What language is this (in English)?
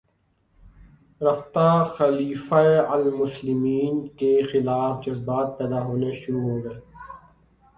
Urdu